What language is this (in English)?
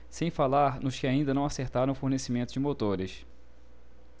Portuguese